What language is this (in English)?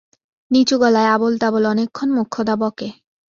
Bangla